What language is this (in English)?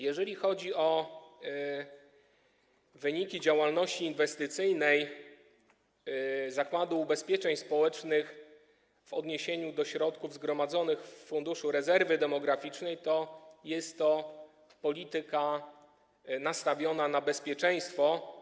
Polish